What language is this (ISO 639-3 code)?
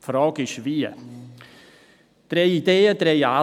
gsw